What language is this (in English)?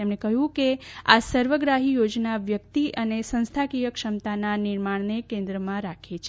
Gujarati